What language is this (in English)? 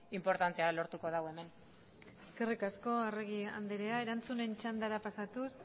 Basque